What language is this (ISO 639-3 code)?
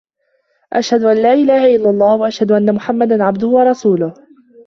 ara